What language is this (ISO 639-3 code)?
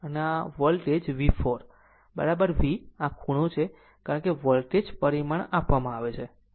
guj